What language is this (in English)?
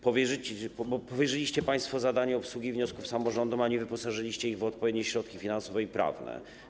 Polish